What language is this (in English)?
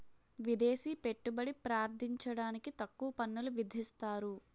Telugu